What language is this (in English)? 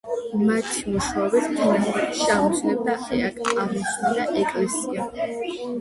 Georgian